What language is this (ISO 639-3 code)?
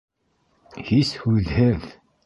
bak